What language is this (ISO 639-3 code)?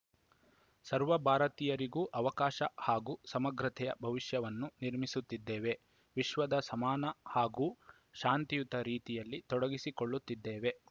kan